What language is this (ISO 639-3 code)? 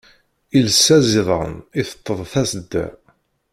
kab